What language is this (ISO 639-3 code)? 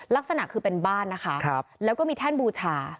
tha